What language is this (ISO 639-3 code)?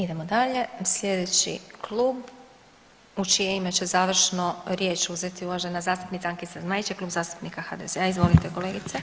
hrv